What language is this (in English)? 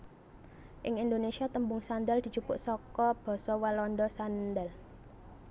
Javanese